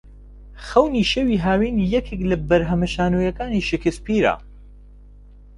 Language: Central Kurdish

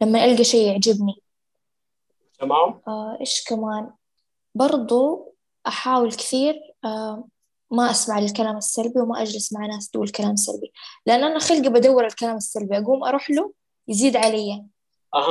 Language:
Arabic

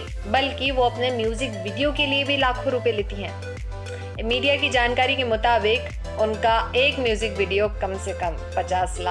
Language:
Hindi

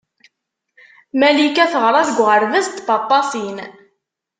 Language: Kabyle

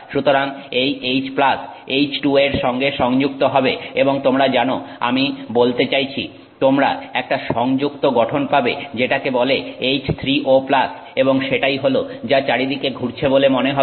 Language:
Bangla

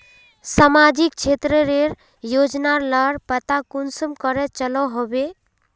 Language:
Magahi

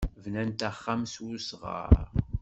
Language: Kabyle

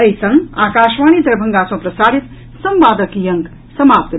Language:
Maithili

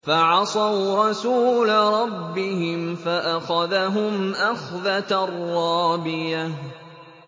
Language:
Arabic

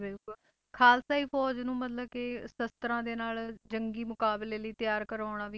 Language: Punjabi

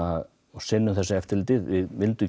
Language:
Icelandic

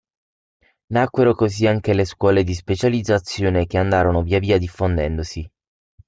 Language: Italian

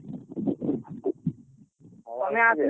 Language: Odia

